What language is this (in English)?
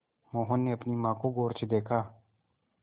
Hindi